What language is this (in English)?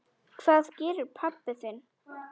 Icelandic